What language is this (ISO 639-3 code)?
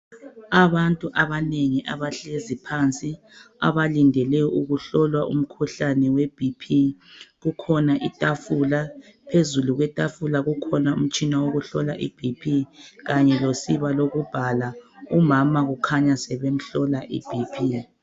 nde